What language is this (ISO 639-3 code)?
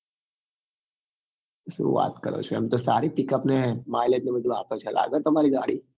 guj